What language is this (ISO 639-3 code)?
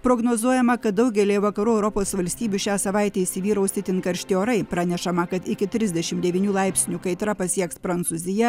lit